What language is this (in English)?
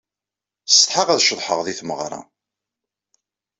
Kabyle